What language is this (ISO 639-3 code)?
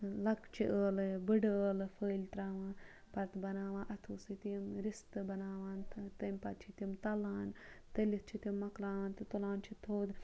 kas